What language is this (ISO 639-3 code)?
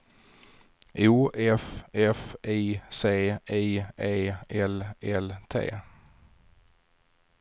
swe